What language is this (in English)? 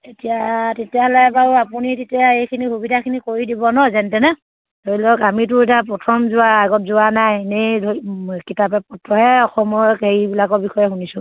Assamese